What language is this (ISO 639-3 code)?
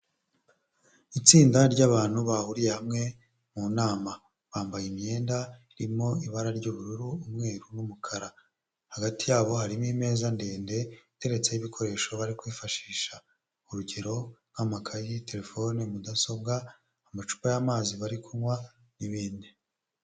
kin